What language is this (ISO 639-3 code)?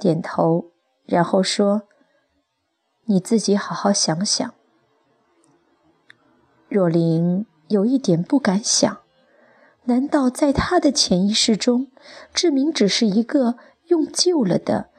zho